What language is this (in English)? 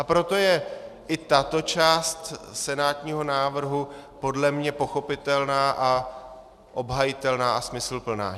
Czech